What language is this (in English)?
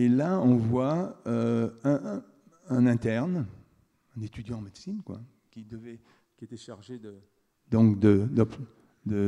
French